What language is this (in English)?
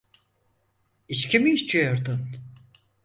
Turkish